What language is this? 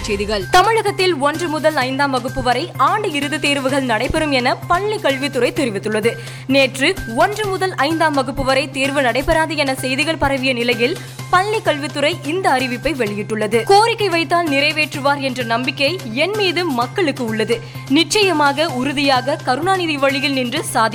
Tamil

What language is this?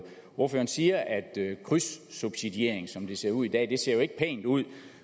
Danish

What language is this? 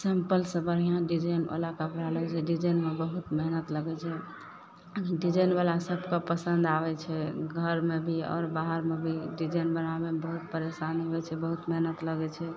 Maithili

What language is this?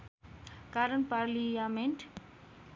Nepali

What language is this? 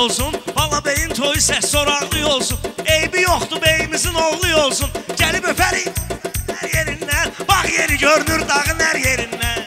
Turkish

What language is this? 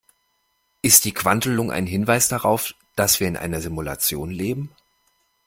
German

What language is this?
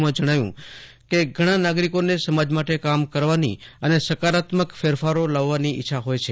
Gujarati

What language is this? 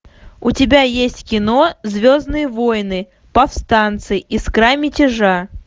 Russian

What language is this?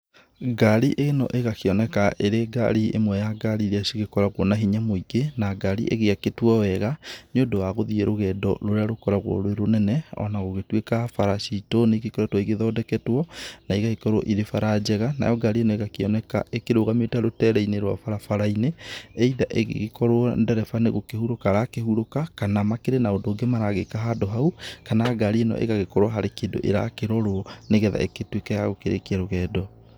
Kikuyu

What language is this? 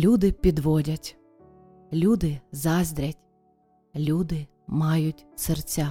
Ukrainian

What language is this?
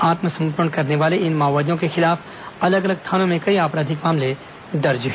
Hindi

